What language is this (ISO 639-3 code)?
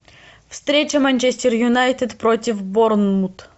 rus